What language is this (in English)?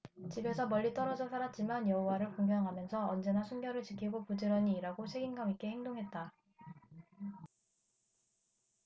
Korean